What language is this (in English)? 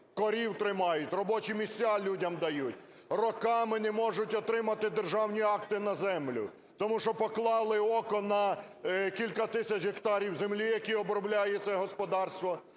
Ukrainian